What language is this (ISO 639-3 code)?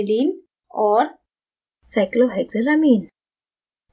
hin